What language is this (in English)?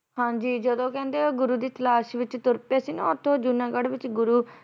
Punjabi